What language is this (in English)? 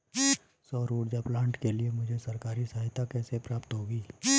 Hindi